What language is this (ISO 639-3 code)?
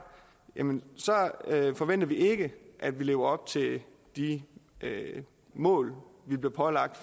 dan